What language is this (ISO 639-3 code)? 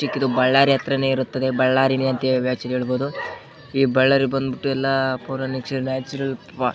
kan